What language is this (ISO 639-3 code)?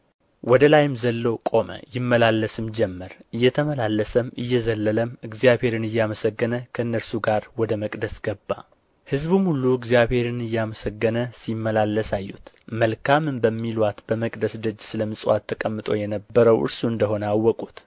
amh